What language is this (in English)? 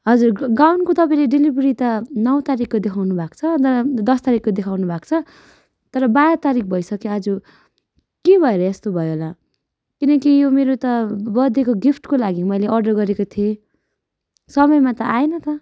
Nepali